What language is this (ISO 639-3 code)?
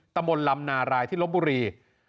tha